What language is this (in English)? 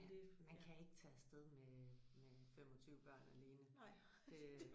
Danish